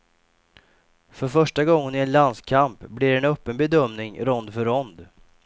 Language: Swedish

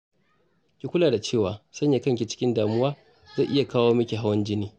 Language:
Hausa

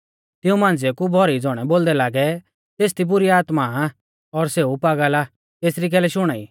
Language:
Mahasu Pahari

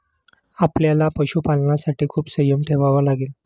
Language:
Marathi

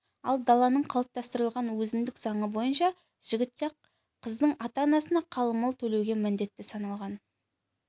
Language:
Kazakh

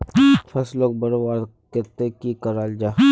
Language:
Magahi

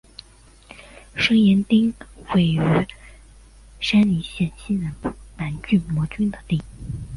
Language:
Chinese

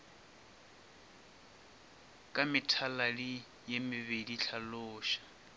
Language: Northern Sotho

